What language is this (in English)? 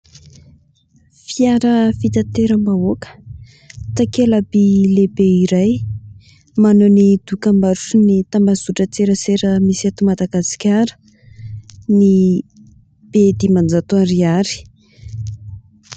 Malagasy